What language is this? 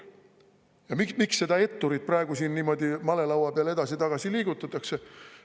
Estonian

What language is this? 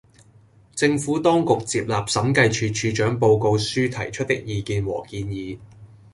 Cantonese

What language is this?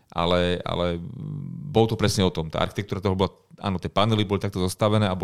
Slovak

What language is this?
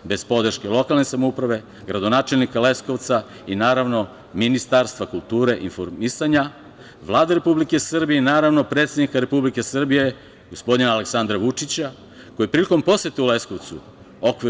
Serbian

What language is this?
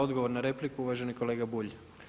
Croatian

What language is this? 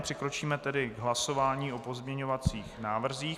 Czech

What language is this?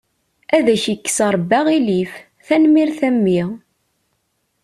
Kabyle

